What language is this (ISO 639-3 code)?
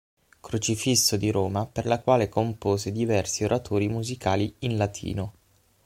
ita